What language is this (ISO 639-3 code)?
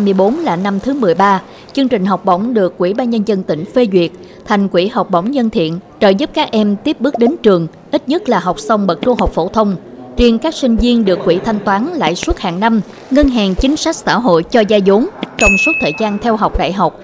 vie